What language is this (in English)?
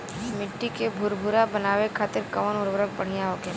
Bhojpuri